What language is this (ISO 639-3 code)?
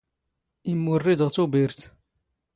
zgh